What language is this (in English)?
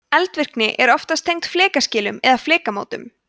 Icelandic